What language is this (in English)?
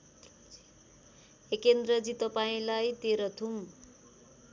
Nepali